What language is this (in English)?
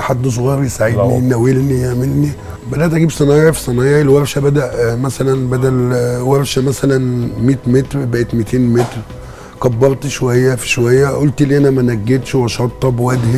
Arabic